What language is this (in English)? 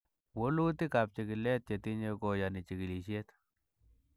Kalenjin